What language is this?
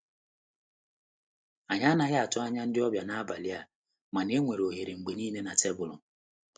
Igbo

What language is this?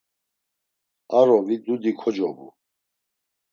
Laz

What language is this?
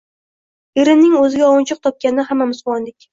Uzbek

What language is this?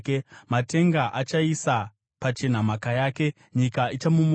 Shona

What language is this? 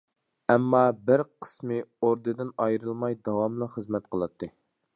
Uyghur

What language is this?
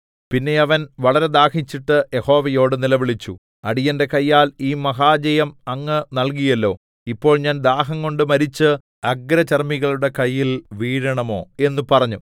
Malayalam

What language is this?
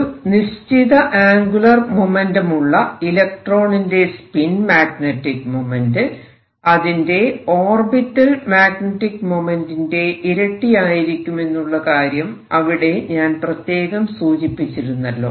Malayalam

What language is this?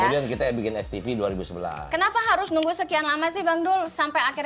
Indonesian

